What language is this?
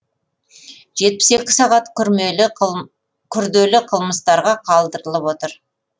Kazakh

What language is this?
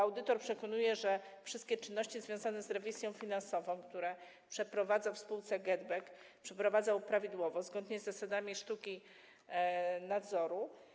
Polish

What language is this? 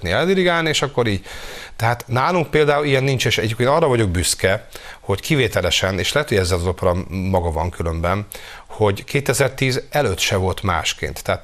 Hungarian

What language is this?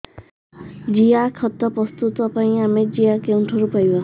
Odia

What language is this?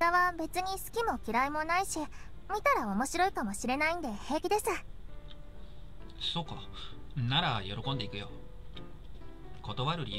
Japanese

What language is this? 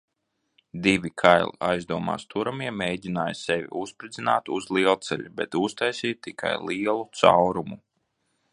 Latvian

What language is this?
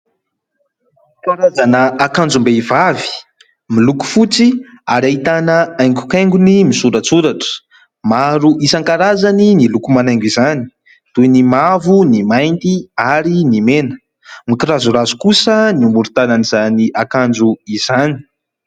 Malagasy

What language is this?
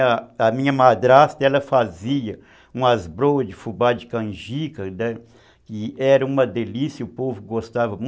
Portuguese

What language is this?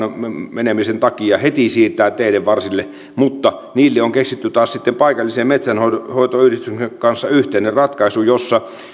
Finnish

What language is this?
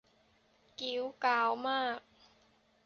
Thai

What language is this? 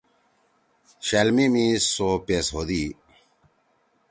Torwali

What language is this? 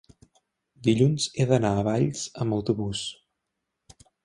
Catalan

